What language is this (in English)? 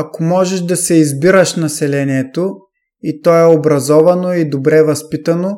Bulgarian